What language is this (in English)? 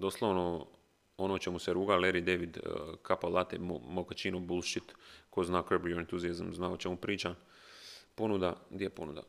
Croatian